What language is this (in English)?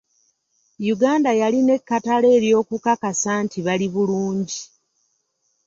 Ganda